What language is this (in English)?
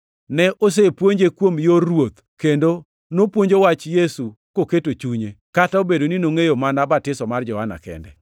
Luo (Kenya and Tanzania)